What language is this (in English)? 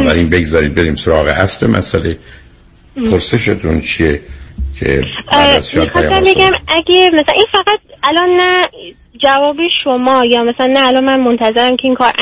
Persian